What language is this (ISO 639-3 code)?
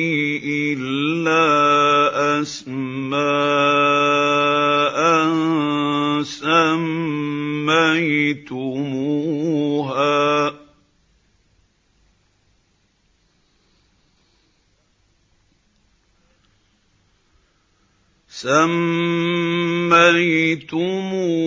ara